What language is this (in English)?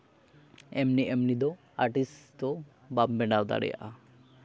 Santali